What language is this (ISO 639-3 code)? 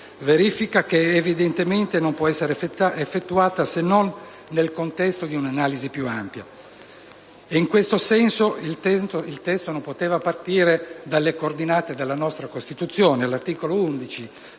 ita